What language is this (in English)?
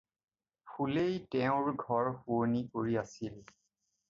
Assamese